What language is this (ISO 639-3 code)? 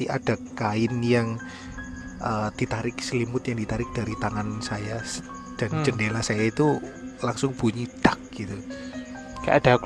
ind